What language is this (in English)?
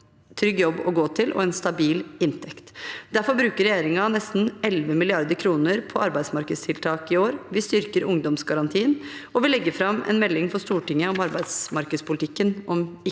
Norwegian